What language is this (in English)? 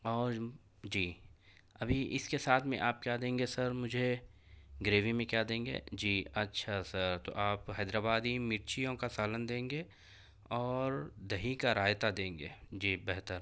Urdu